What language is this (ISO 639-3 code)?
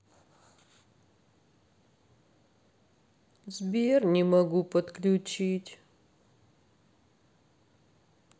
rus